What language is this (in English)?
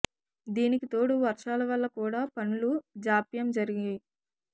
Telugu